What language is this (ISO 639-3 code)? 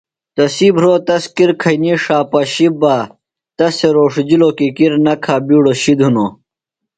phl